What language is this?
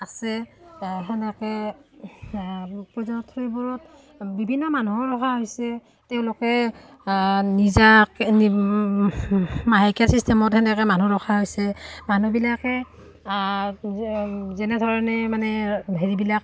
Assamese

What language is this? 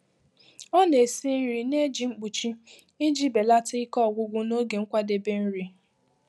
Igbo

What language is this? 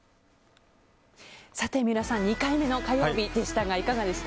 Japanese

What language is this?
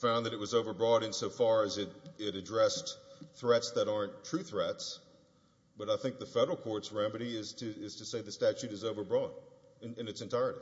English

